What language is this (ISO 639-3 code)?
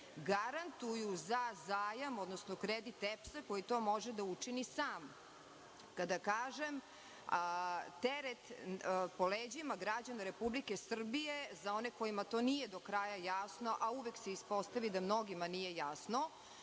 srp